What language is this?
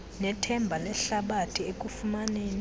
Xhosa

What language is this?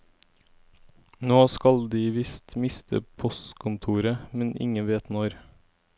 Norwegian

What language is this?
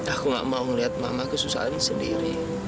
Indonesian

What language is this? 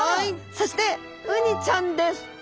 Japanese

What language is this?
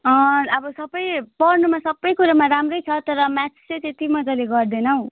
Nepali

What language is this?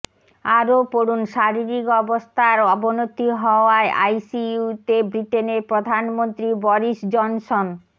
Bangla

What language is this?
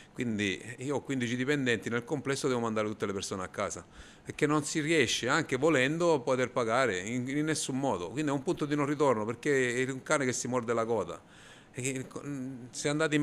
Italian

